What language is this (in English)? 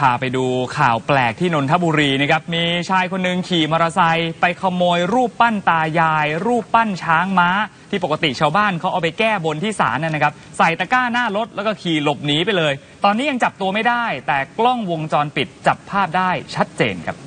Thai